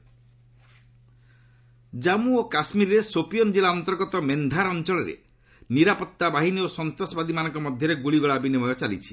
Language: Odia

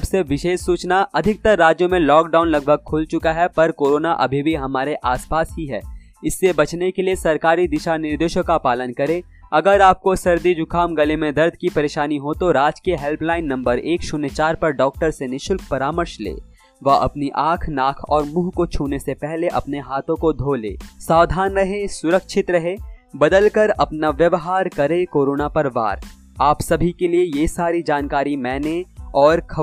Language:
Hindi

